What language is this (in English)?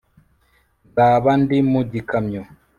Kinyarwanda